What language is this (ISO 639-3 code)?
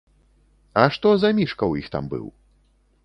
bel